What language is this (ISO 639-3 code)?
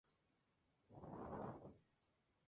spa